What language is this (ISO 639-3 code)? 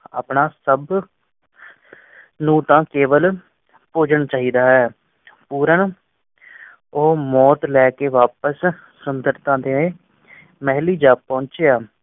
pan